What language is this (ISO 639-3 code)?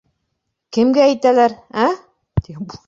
bak